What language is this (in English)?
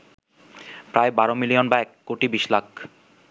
Bangla